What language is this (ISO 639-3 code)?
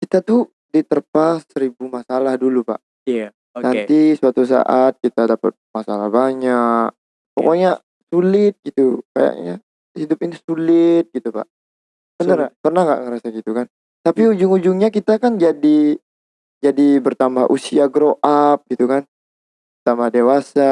ind